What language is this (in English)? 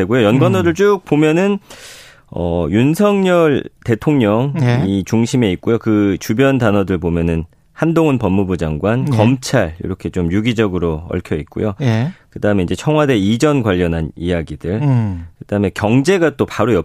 Korean